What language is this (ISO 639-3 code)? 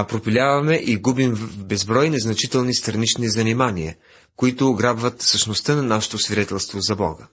bul